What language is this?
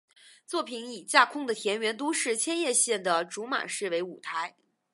Chinese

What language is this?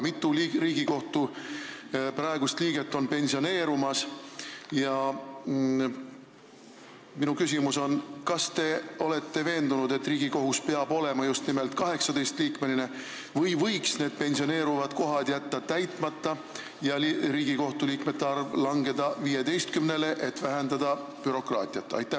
Estonian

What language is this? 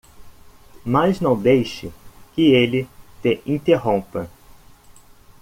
Portuguese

